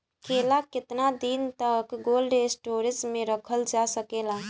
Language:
Bhojpuri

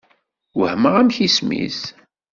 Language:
Kabyle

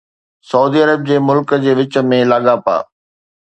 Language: Sindhi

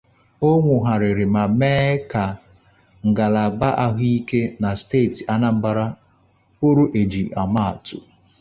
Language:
Igbo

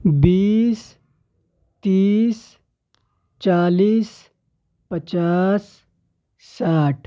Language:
Urdu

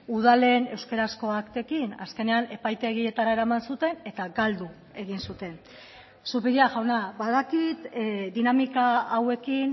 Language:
Basque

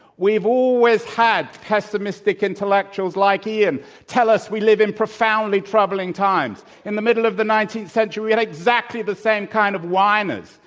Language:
English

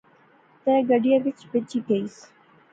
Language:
Pahari-Potwari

